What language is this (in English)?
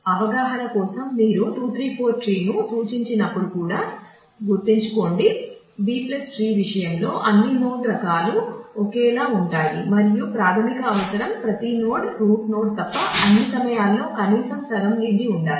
Telugu